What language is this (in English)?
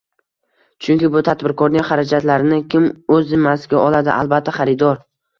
Uzbek